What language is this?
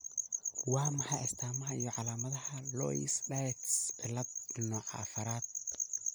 Somali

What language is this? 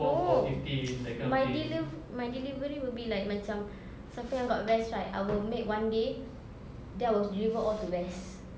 English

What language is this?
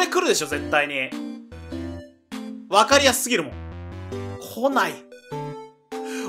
Japanese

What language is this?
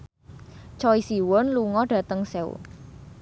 Javanese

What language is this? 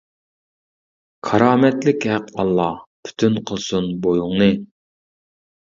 Uyghur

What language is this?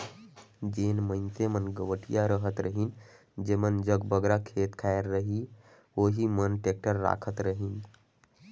Chhattisgarhi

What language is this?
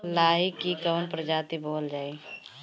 Bhojpuri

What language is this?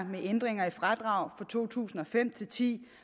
Danish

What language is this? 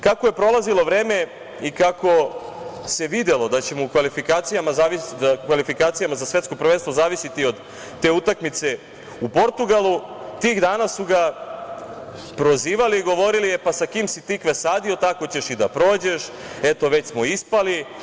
Serbian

